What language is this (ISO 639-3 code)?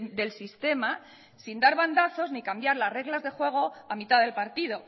spa